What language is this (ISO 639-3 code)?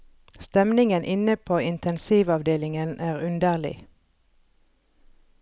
nor